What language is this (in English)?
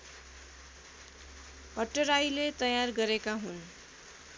Nepali